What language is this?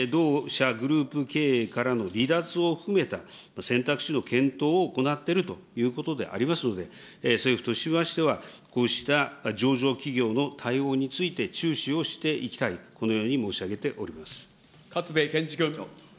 Japanese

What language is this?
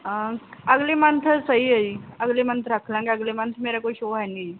Punjabi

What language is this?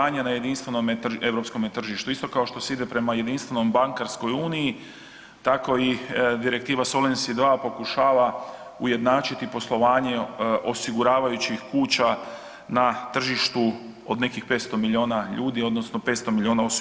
Croatian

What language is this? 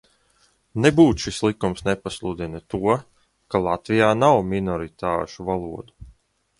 Latvian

